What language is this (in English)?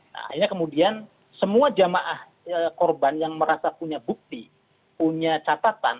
Indonesian